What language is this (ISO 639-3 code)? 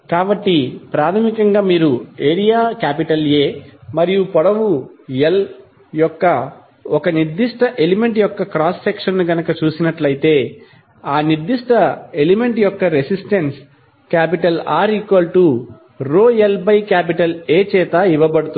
tel